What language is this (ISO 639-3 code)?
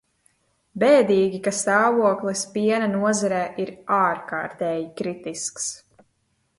lav